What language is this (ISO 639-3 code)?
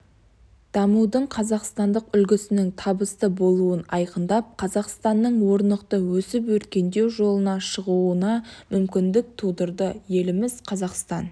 kaz